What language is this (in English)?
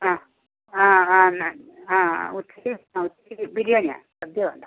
Malayalam